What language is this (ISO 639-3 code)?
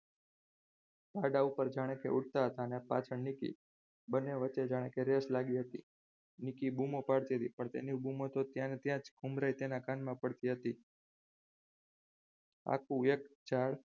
guj